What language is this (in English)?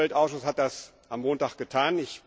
German